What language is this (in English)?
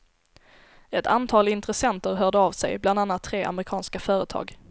Swedish